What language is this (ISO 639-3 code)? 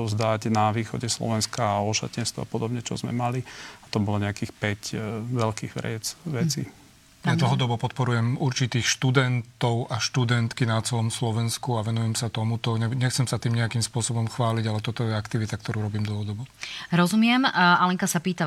slk